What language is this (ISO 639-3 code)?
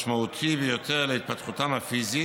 heb